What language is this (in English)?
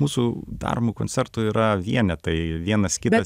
Lithuanian